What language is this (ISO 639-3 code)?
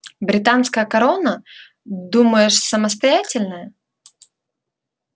rus